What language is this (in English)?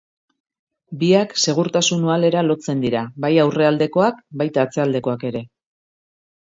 Basque